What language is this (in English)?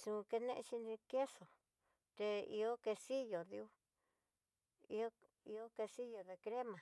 Tidaá Mixtec